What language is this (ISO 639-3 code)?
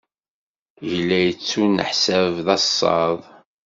kab